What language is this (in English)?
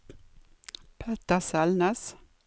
Norwegian